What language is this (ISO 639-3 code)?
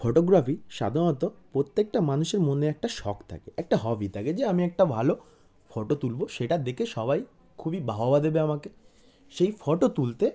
ben